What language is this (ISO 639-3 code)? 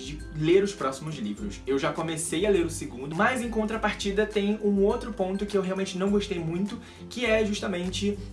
por